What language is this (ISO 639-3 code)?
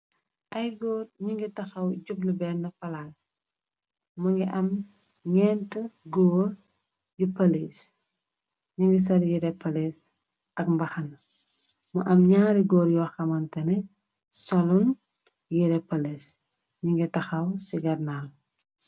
wol